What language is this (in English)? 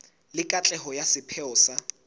Southern Sotho